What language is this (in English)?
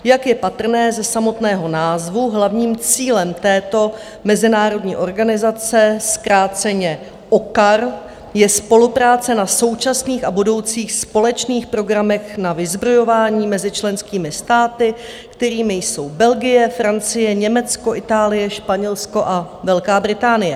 Czech